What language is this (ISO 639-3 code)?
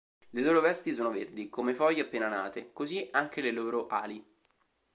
ita